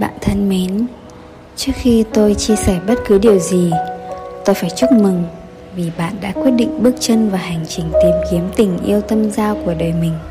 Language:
Vietnamese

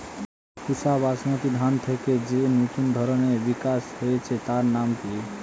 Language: Bangla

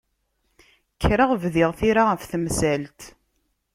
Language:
Kabyle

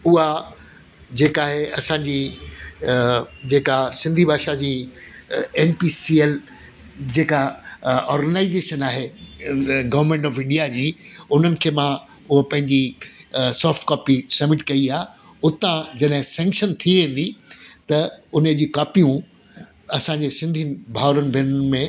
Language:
Sindhi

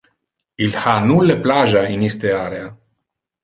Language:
Interlingua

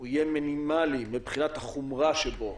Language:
Hebrew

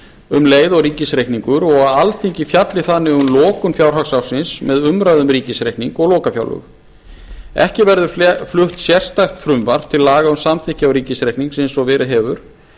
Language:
Icelandic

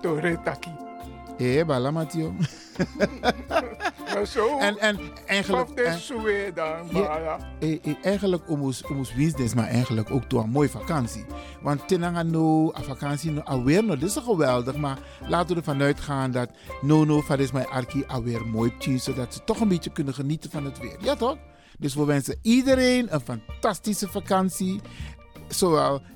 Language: Dutch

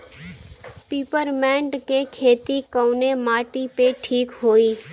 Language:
Bhojpuri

